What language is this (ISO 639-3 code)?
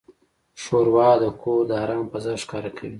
pus